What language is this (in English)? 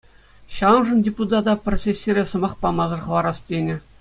Chuvash